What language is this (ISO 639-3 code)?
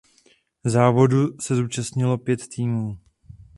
ces